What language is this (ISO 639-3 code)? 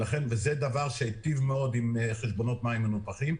heb